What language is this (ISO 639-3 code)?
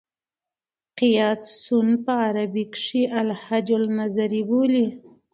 pus